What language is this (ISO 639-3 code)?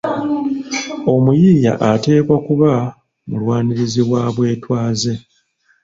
lug